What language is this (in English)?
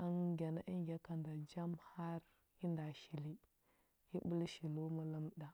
Huba